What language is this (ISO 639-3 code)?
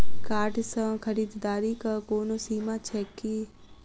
mai